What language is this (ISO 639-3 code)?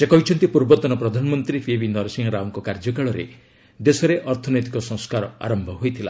ori